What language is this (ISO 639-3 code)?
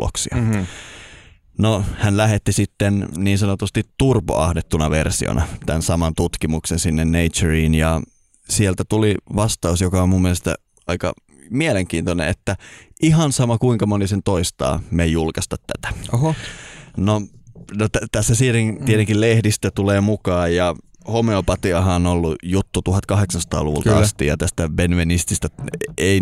fin